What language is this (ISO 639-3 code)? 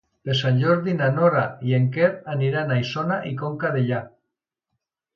cat